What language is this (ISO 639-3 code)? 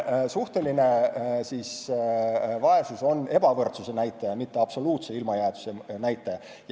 est